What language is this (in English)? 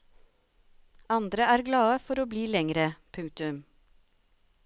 Norwegian